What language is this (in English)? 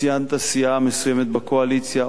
Hebrew